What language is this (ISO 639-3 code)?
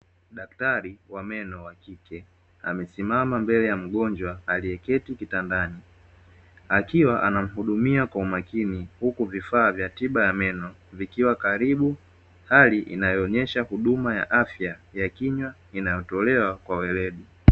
swa